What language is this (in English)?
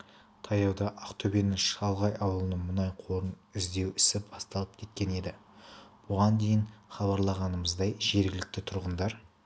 Kazakh